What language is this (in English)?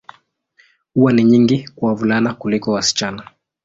Swahili